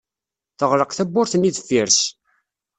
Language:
Kabyle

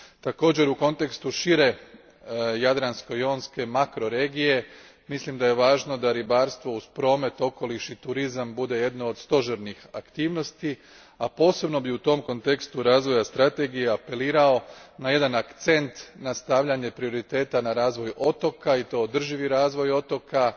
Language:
Croatian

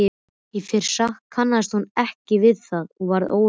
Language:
Icelandic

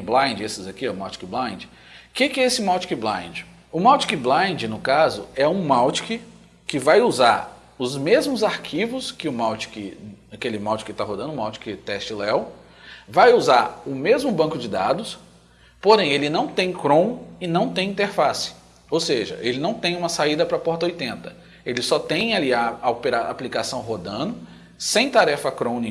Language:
Portuguese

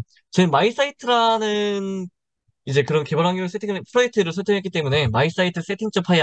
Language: Korean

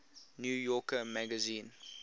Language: English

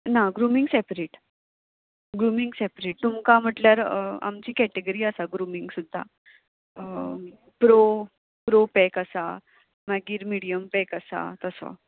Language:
Konkani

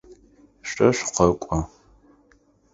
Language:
Adyghe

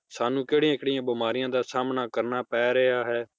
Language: Punjabi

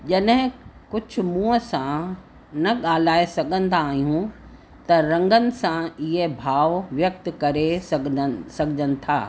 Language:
Sindhi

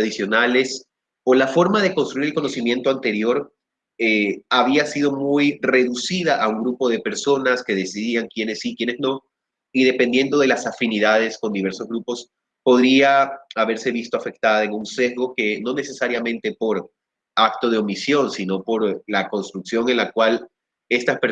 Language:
Spanish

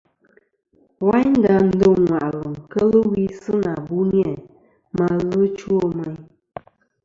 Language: Kom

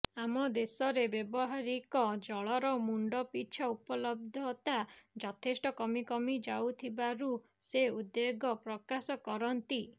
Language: Odia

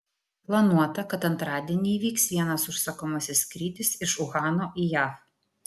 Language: Lithuanian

